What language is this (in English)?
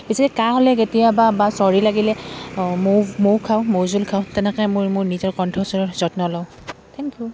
Assamese